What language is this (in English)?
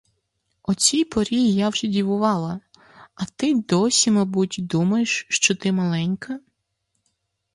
Ukrainian